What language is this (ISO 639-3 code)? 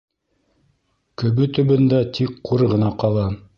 bak